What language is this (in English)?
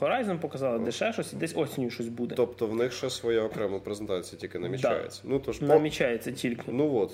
Ukrainian